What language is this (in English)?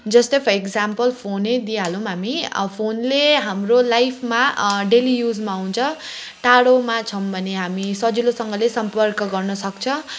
Nepali